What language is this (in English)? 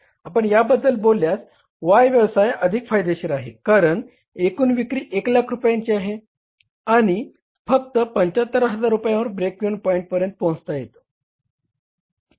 Marathi